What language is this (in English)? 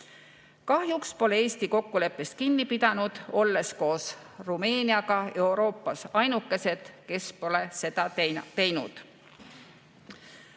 Estonian